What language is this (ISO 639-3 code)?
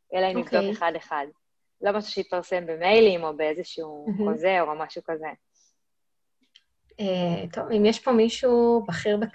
heb